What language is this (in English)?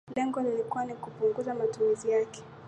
Swahili